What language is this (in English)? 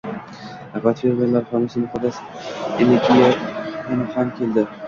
Uzbek